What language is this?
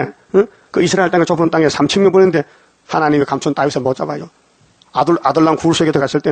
Korean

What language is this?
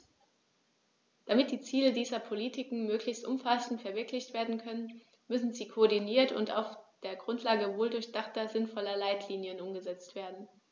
German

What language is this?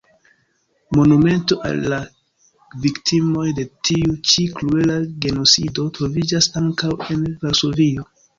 Esperanto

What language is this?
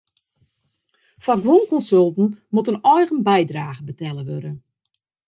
Western Frisian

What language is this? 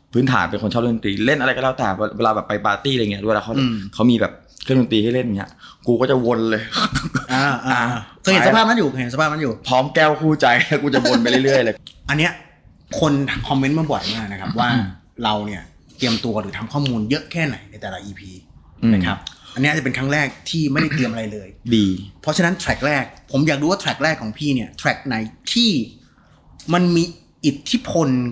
Thai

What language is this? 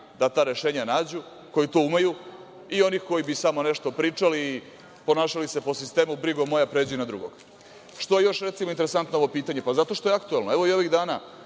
Serbian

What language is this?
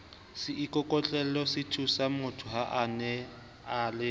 Southern Sotho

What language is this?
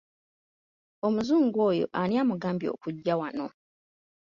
Ganda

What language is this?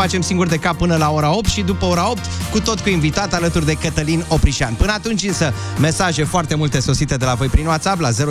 Romanian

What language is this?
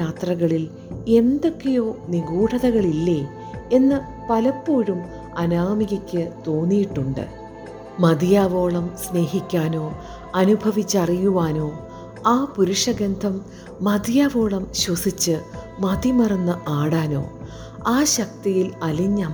Malayalam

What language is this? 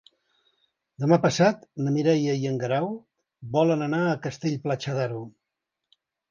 Catalan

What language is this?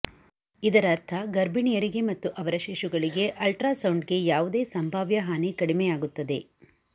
Kannada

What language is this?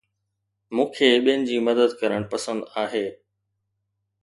Sindhi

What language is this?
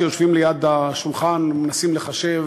Hebrew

